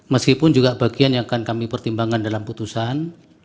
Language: Indonesian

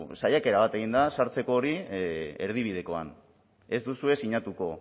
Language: Basque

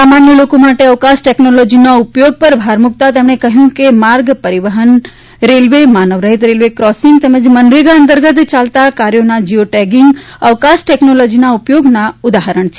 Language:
Gujarati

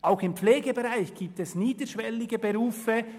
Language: Swiss German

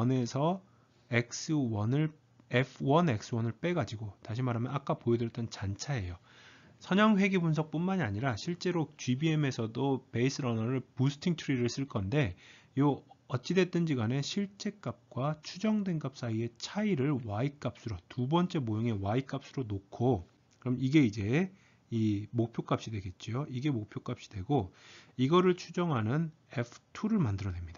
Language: Korean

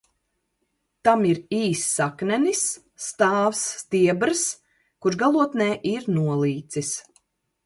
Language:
Latvian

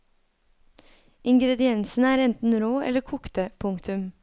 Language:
Norwegian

